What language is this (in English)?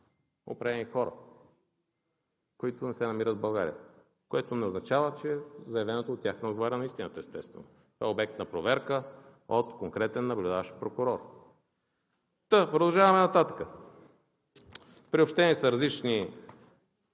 Bulgarian